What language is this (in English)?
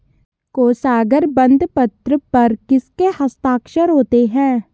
Hindi